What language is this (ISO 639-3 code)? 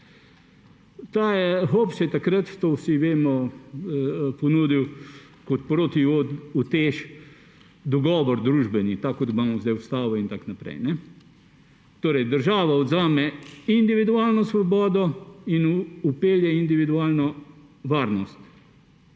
slv